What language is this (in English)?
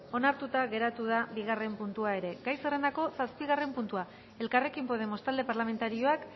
Basque